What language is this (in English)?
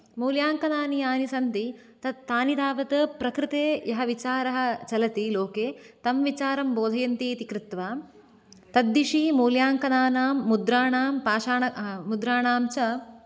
Sanskrit